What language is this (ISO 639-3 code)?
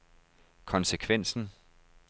dan